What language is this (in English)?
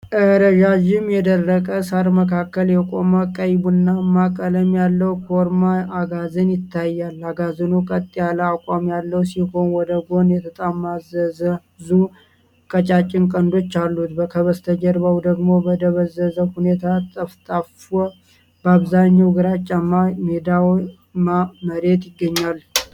Amharic